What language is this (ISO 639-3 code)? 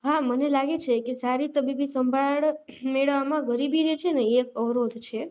guj